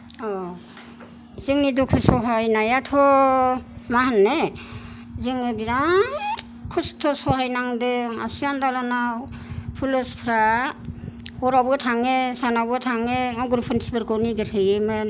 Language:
Bodo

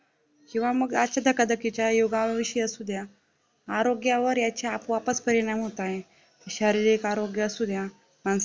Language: Marathi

